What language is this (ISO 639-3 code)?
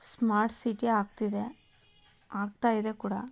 kan